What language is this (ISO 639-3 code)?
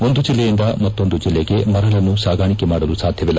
kan